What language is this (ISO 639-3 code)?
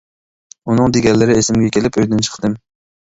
uig